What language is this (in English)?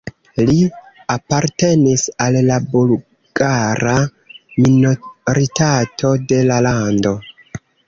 Esperanto